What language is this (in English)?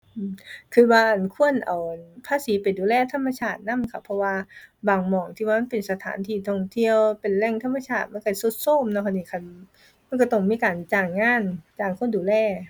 Thai